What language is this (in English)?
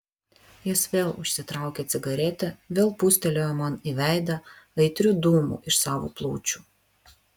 Lithuanian